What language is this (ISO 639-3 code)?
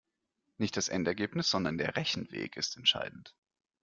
deu